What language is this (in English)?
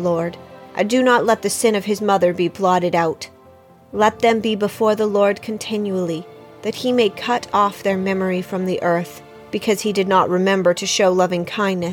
English